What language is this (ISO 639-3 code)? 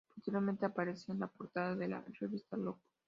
spa